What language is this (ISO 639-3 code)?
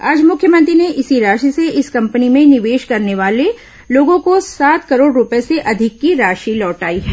hin